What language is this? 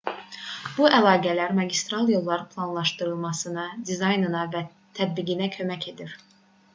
Azerbaijani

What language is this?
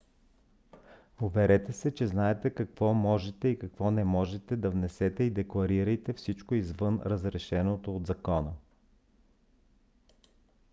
Bulgarian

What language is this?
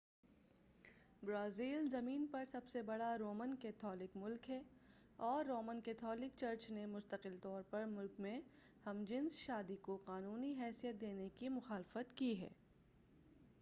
Urdu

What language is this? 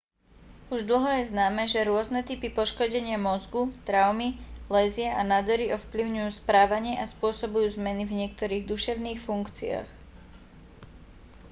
Slovak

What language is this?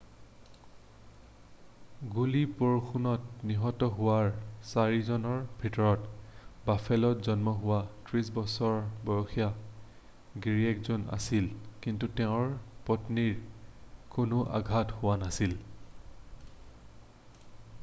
Assamese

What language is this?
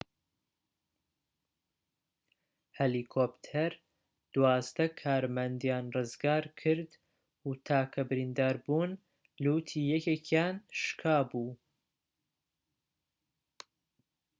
Central Kurdish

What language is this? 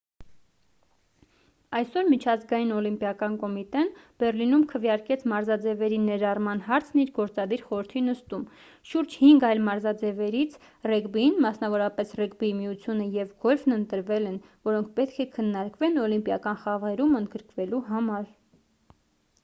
Armenian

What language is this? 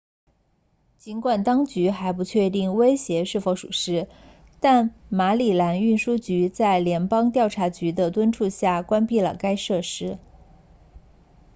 Chinese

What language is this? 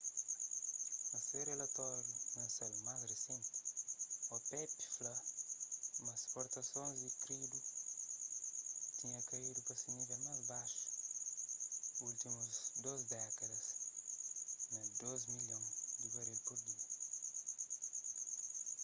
Kabuverdianu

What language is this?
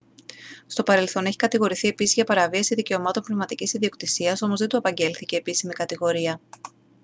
Greek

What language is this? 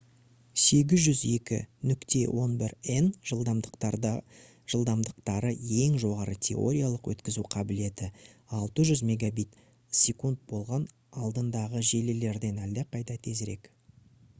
Kazakh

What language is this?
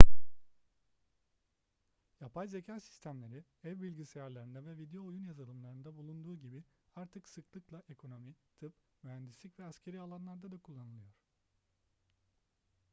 Turkish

